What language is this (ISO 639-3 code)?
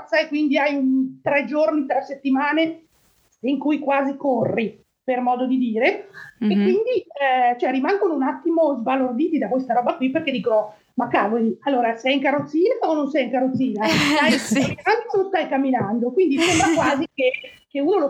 ita